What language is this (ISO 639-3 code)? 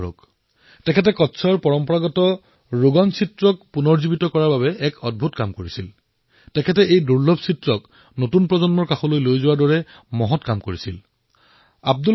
asm